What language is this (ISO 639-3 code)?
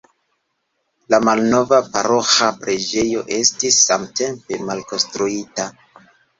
epo